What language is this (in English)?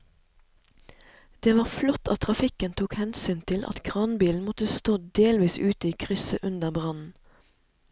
Norwegian